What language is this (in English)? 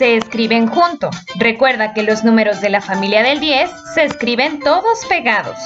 Spanish